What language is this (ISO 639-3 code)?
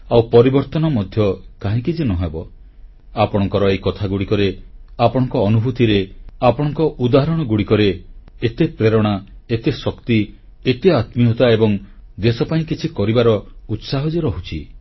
ori